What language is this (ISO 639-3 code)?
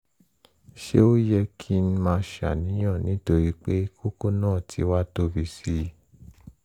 yor